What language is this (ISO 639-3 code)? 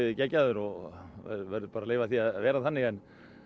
isl